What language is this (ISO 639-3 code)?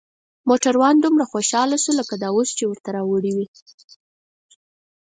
pus